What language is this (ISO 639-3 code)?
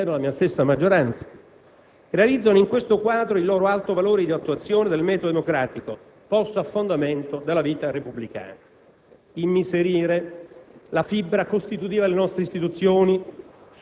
ita